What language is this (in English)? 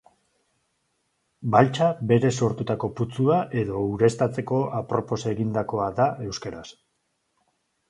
Basque